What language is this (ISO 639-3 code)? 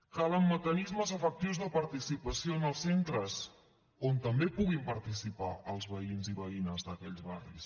cat